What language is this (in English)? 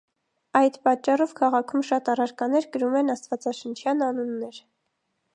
Armenian